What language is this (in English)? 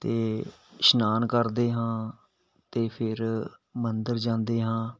Punjabi